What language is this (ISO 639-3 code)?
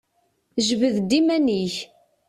kab